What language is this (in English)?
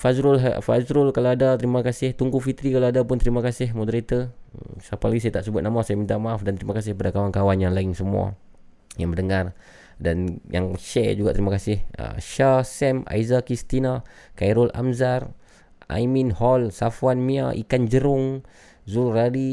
Malay